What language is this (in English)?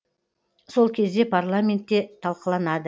Kazakh